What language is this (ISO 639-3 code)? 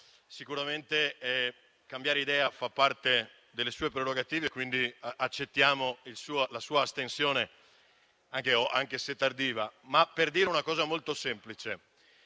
ita